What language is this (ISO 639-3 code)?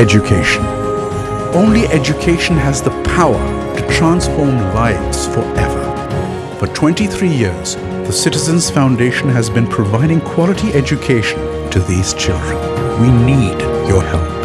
eng